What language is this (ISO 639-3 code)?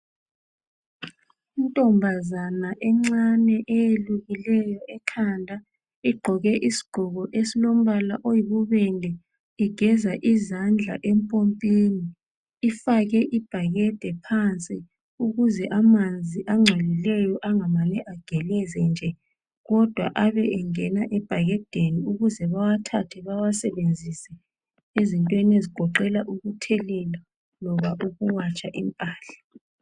nde